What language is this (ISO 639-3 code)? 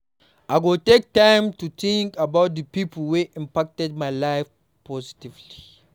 pcm